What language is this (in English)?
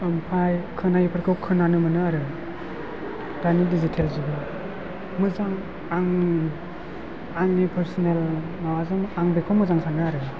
Bodo